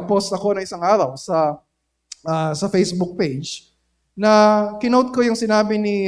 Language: Filipino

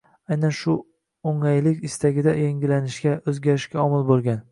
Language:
Uzbek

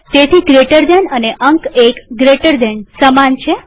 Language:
Gujarati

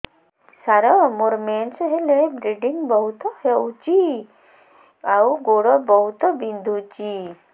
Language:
Odia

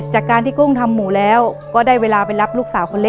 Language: Thai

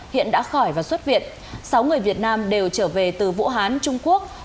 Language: Vietnamese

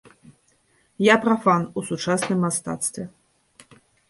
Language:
Belarusian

